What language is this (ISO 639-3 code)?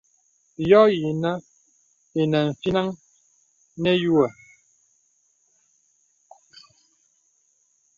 beb